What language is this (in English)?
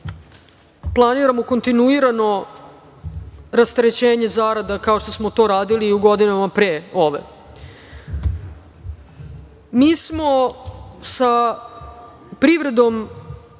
Serbian